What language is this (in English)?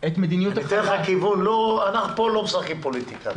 Hebrew